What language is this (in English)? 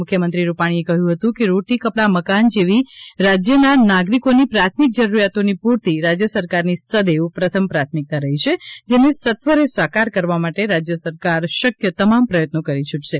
Gujarati